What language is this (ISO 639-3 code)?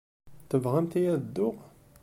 kab